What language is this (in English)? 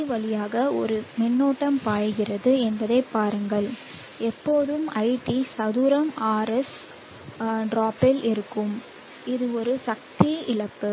Tamil